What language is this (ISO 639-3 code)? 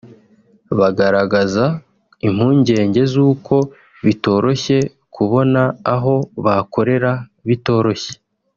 kin